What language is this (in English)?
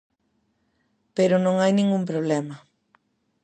Galician